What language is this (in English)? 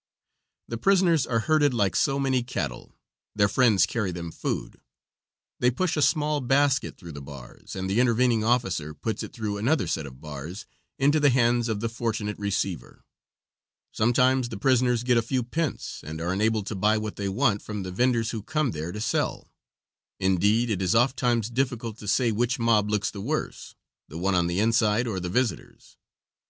English